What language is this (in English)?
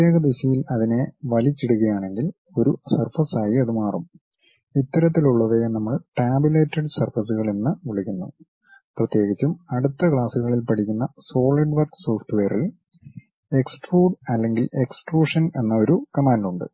Malayalam